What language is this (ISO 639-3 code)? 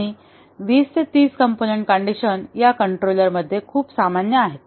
mar